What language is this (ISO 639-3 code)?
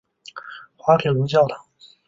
zho